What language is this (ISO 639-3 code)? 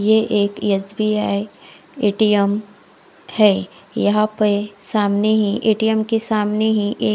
hin